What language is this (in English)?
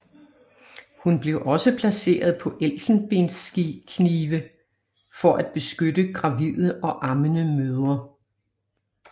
Danish